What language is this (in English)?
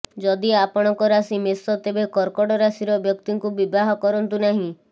Odia